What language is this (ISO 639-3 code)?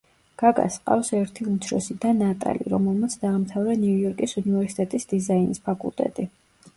kat